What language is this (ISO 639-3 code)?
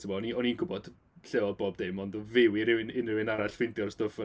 cym